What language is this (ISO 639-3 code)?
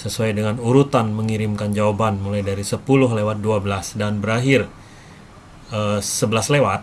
ind